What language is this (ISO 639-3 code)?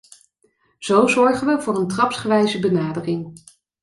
nld